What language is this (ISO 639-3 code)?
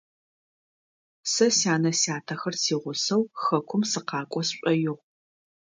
ady